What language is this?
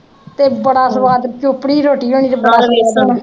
Punjabi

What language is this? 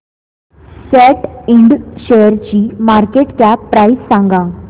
Marathi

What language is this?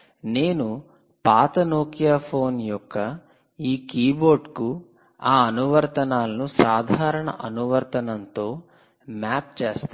Telugu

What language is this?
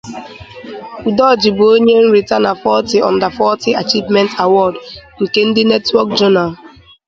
Igbo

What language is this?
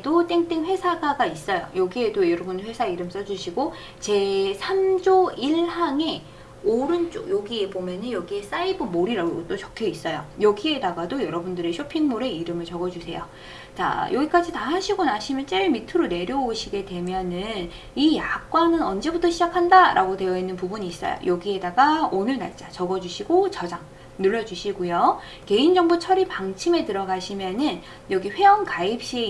Korean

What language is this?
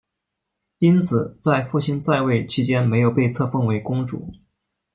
Chinese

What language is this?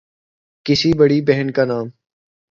Urdu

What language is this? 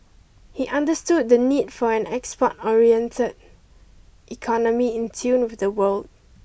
English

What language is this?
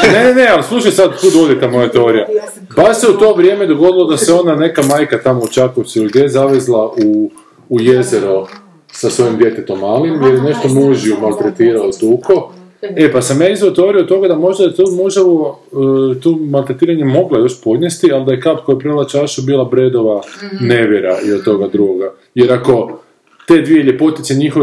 Croatian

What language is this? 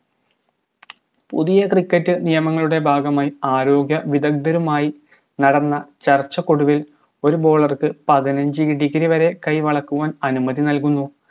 Malayalam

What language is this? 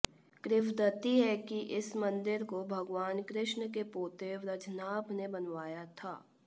Hindi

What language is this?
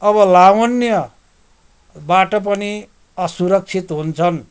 Nepali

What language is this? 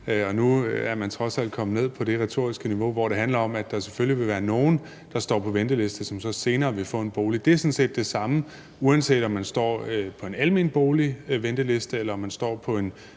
Danish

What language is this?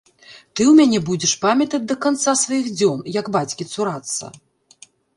Belarusian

